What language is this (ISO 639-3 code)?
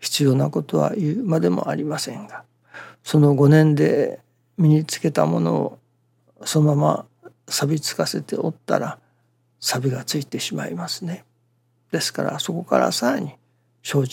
jpn